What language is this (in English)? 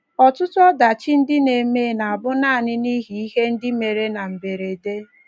Igbo